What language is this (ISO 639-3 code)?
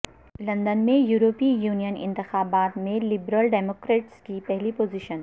urd